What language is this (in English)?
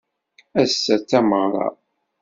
Kabyle